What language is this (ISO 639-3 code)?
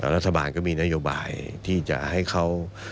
tha